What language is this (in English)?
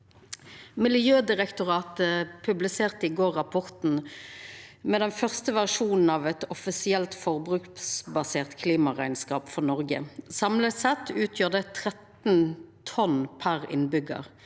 Norwegian